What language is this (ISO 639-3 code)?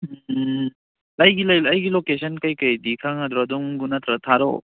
mni